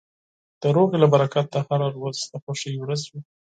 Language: Pashto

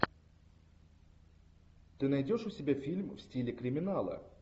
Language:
Russian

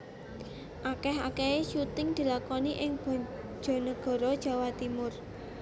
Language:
Javanese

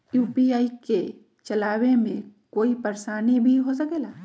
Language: Magahi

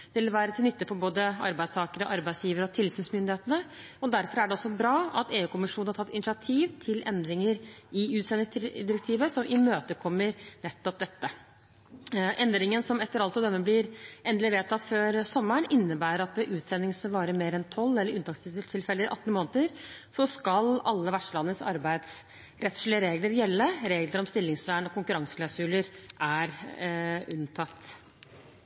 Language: Norwegian Bokmål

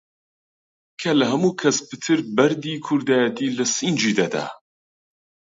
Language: Central Kurdish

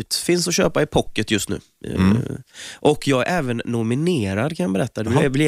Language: Swedish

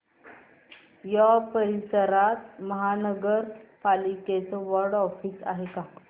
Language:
Marathi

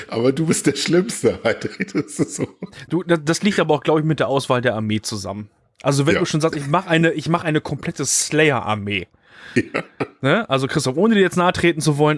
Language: German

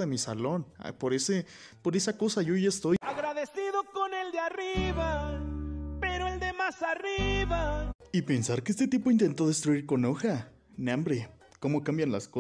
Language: Spanish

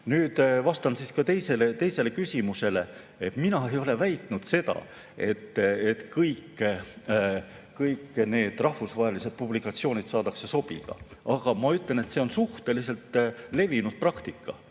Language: Estonian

